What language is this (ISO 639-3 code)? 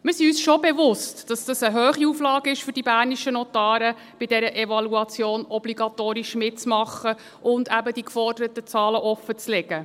gsw